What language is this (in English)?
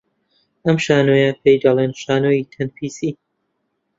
Central Kurdish